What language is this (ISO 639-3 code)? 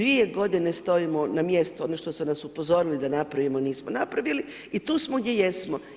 hrv